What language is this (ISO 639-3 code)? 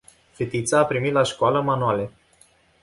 ron